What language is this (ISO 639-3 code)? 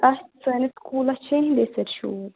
kas